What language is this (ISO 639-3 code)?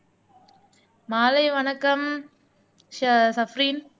tam